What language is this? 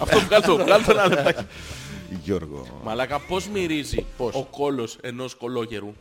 Greek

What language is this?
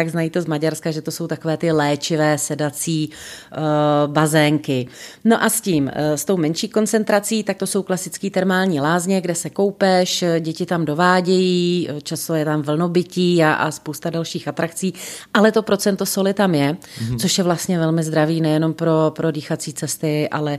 Czech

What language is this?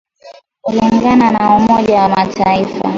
Swahili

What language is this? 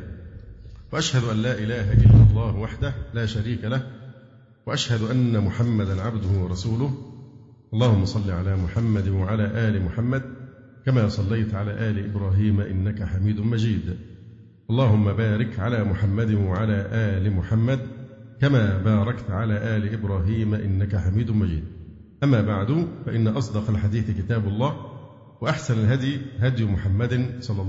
Arabic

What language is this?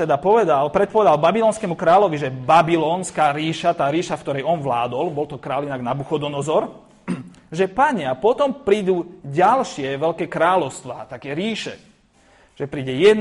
Slovak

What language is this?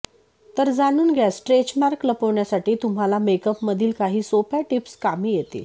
Marathi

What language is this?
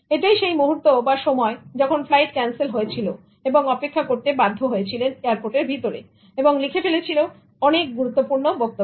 Bangla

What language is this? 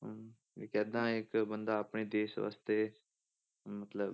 Punjabi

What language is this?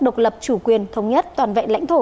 Vietnamese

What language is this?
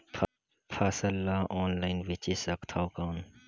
Chhattisgarhi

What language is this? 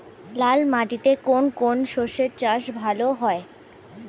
Bangla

